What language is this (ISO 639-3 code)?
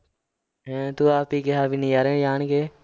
pan